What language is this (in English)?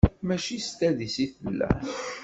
Kabyle